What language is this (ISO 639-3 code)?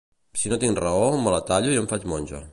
cat